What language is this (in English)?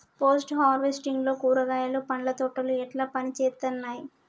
Telugu